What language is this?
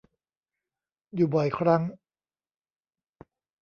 Thai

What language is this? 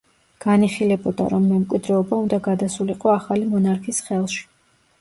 Georgian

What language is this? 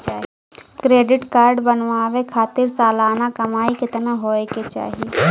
Bhojpuri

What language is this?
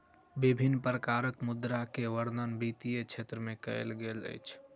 Maithili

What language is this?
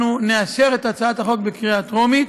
Hebrew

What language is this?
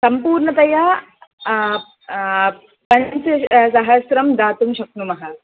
Sanskrit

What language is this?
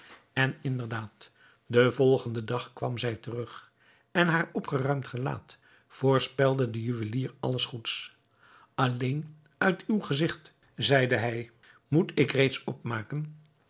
Dutch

